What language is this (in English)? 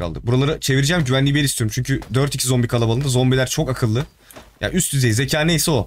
Turkish